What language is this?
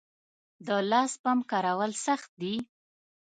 Pashto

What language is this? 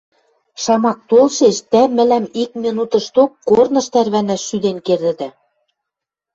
Western Mari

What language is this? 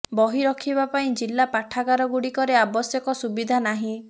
Odia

